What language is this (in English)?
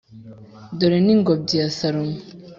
Kinyarwanda